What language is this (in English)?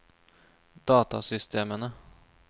Norwegian